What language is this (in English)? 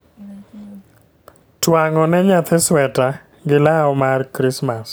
Luo (Kenya and Tanzania)